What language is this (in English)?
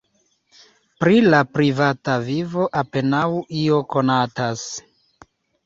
Esperanto